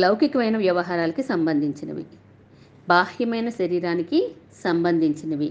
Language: Telugu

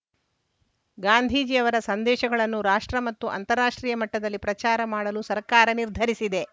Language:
Kannada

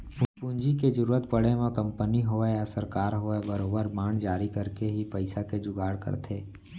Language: Chhattisgarhi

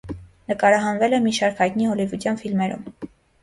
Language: Armenian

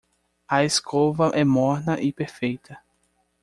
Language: Portuguese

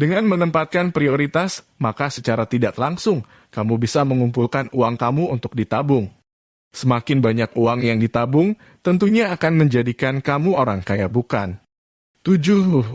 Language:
Indonesian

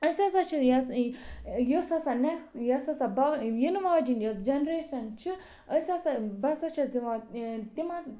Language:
Kashmiri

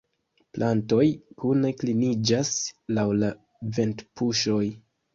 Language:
Esperanto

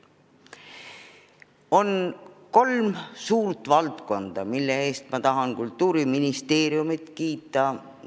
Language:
Estonian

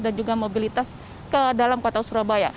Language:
Indonesian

